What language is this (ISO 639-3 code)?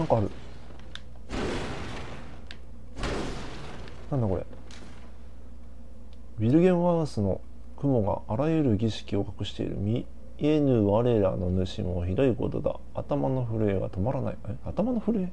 jpn